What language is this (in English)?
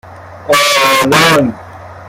Persian